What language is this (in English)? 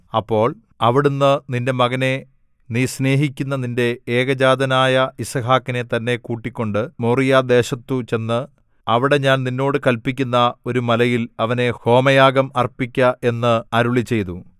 Malayalam